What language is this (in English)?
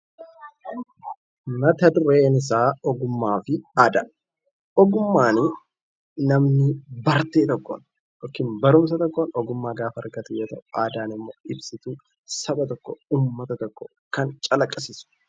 Oromo